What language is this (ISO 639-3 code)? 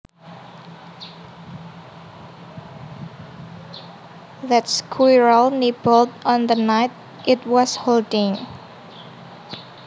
jav